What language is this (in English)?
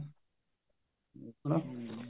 Punjabi